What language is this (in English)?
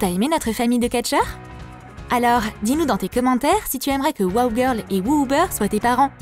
French